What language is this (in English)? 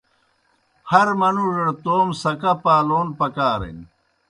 Kohistani Shina